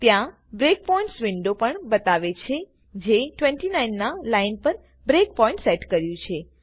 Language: Gujarati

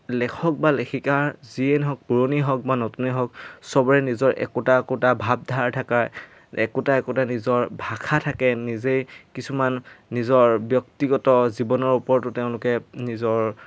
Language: Assamese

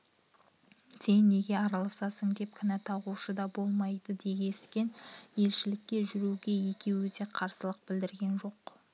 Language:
Kazakh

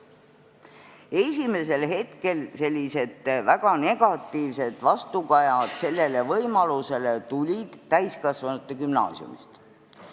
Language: Estonian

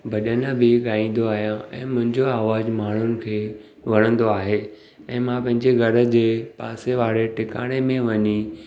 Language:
Sindhi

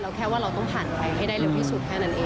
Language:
Thai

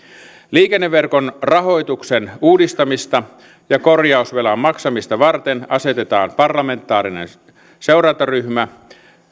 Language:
Finnish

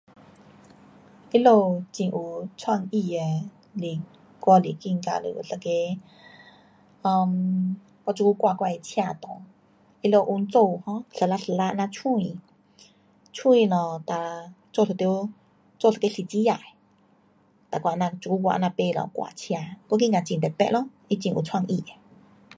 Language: Pu-Xian Chinese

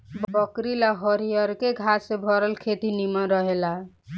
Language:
Bhojpuri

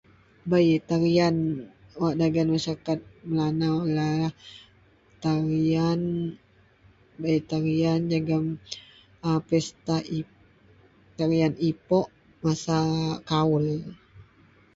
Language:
Central Melanau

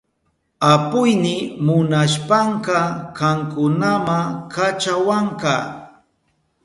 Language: Southern Pastaza Quechua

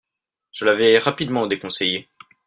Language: French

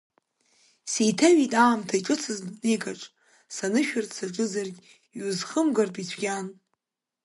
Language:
Abkhazian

